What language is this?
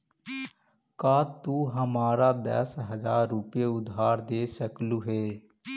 Magahi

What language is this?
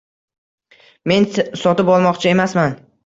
Uzbek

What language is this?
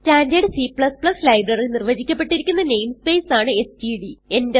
Malayalam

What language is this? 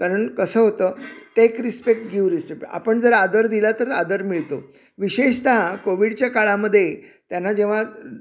Marathi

